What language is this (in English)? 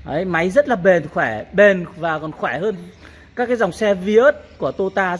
Vietnamese